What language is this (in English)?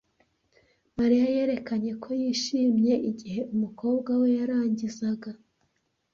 Kinyarwanda